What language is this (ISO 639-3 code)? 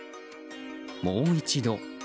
jpn